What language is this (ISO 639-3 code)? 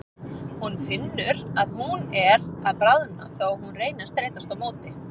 isl